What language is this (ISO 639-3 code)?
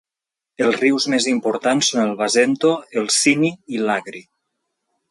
cat